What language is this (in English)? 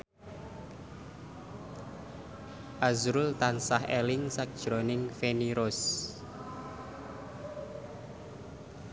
Javanese